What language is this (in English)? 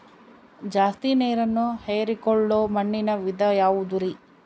Kannada